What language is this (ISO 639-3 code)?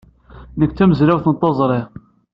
kab